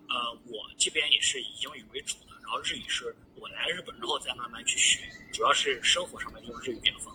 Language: Chinese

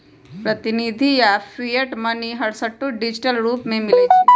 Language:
Magahi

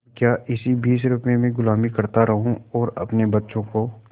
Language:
Hindi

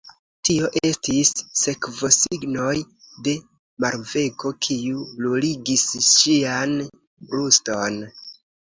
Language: Esperanto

